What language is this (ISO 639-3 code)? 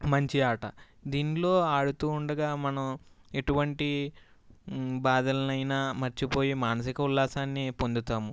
tel